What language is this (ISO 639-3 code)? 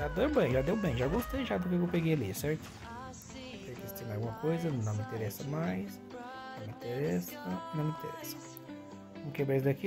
por